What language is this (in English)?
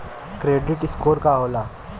Bhojpuri